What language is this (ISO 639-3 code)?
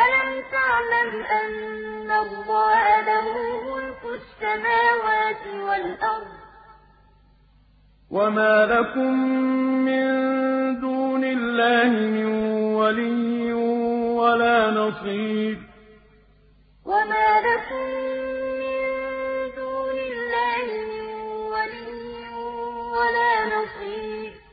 ara